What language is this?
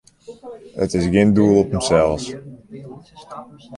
Western Frisian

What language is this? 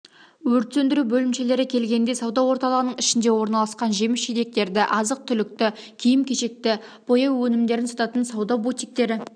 Kazakh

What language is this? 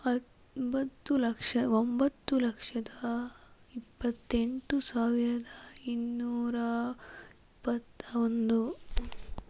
Kannada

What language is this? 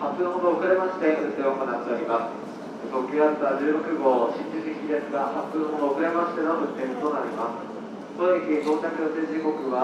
Japanese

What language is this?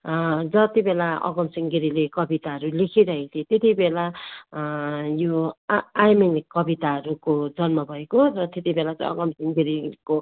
Nepali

